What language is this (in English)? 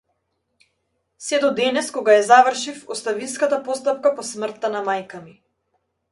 Macedonian